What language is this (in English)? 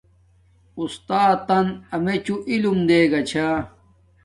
Domaaki